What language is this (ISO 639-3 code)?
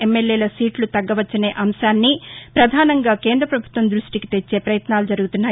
tel